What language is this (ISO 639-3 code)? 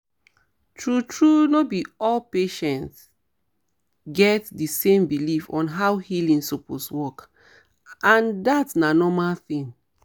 pcm